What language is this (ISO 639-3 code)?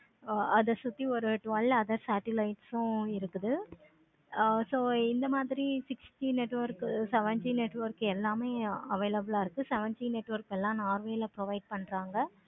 tam